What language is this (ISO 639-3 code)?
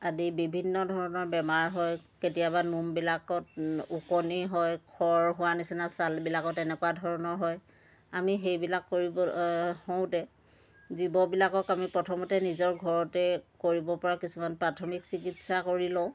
asm